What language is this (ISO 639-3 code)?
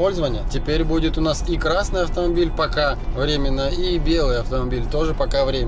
rus